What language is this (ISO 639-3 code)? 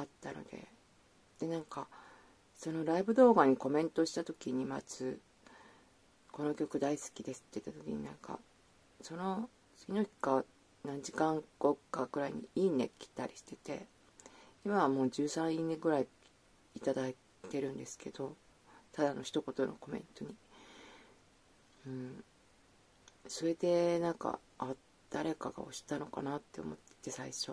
jpn